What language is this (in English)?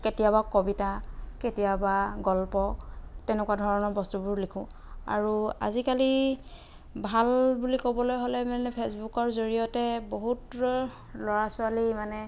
Assamese